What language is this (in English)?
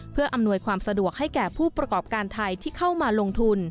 Thai